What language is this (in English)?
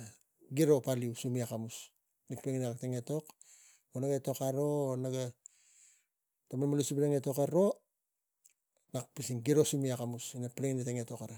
Tigak